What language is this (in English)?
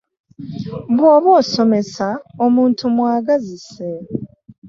Ganda